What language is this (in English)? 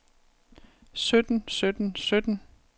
Danish